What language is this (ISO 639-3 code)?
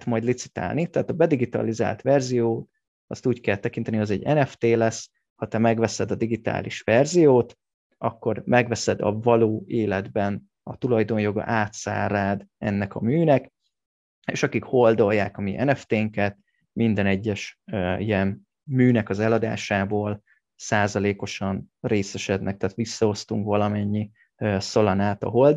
hun